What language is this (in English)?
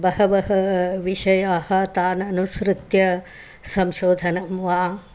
Sanskrit